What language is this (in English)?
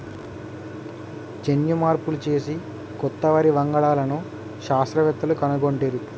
Telugu